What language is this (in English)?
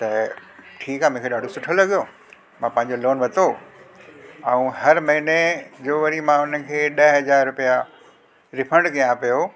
Sindhi